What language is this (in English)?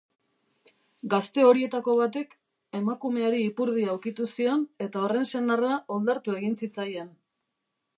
Basque